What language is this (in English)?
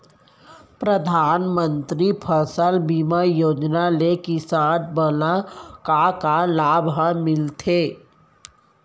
Chhattisgarhi